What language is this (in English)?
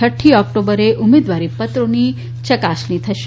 Gujarati